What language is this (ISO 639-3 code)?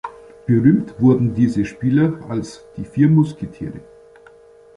deu